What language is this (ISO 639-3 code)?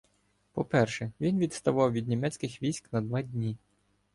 ukr